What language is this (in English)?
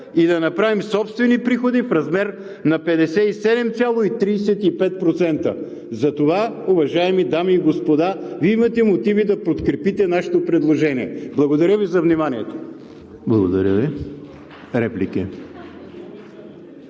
Bulgarian